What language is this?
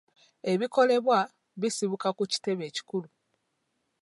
Ganda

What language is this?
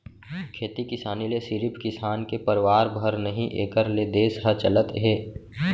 Chhattisgarhi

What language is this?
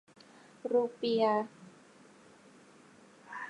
Thai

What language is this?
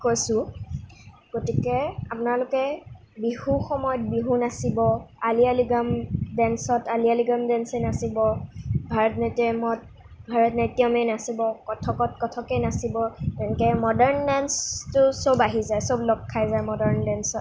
Assamese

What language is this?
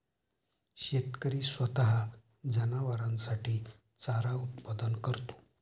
Marathi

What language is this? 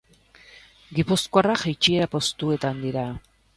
Basque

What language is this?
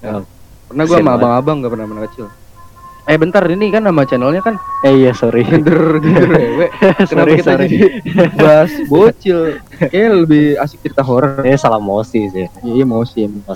Indonesian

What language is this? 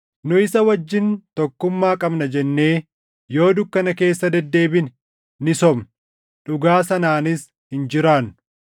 Oromo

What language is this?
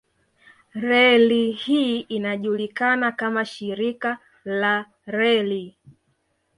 Swahili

